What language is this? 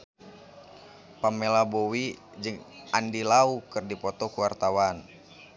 Sundanese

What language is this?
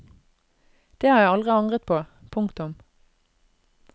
Norwegian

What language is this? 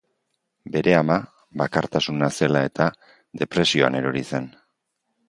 Basque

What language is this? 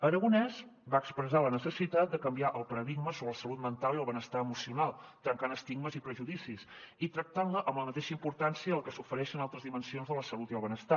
Catalan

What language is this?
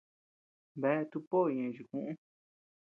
Tepeuxila Cuicatec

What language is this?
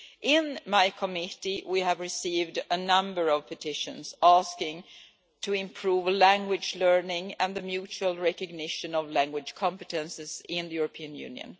English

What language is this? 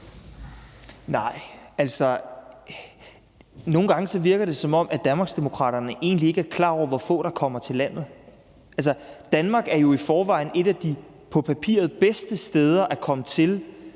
Danish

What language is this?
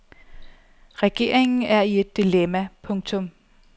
Danish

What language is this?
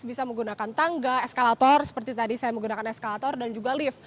Indonesian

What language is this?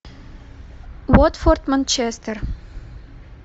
Russian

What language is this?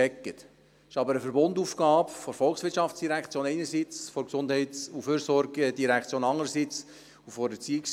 Swiss German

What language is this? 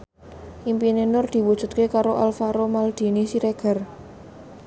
Javanese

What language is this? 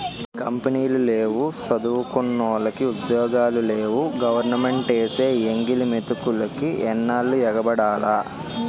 Telugu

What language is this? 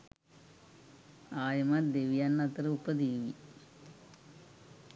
Sinhala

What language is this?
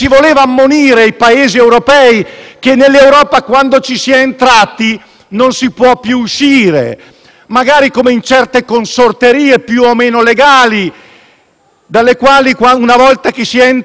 Italian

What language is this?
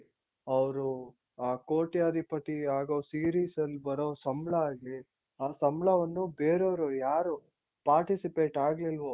Kannada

